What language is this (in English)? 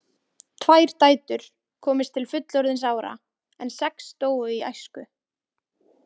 Icelandic